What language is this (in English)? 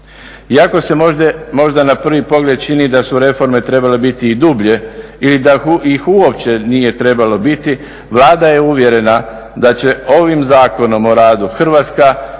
Croatian